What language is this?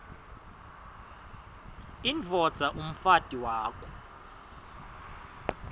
Swati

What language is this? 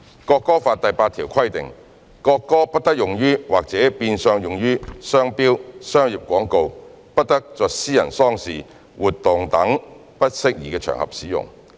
Cantonese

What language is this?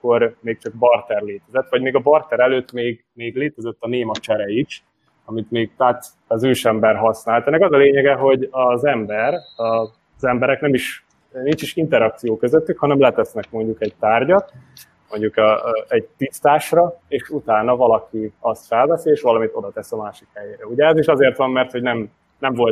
Hungarian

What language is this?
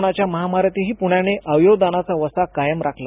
Marathi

